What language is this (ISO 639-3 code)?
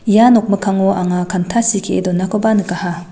grt